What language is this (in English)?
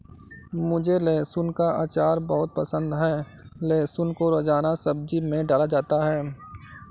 Hindi